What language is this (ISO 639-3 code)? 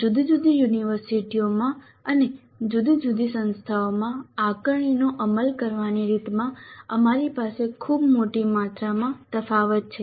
guj